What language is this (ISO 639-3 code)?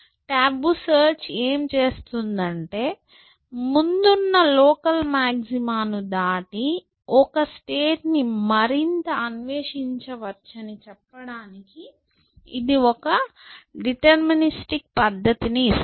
tel